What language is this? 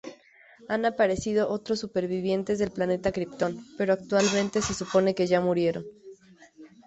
Spanish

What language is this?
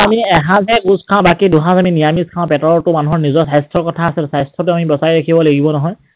Assamese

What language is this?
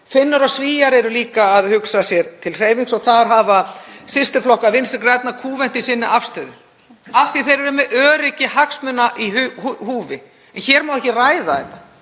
Icelandic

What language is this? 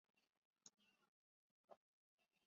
Chinese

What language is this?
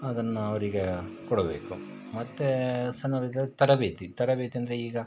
Kannada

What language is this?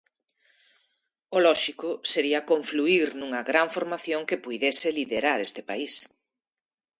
Galician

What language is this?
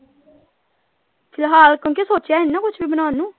Punjabi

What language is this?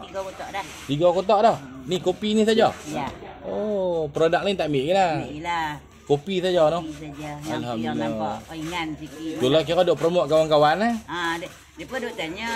Malay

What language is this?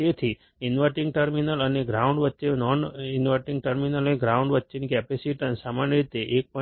Gujarati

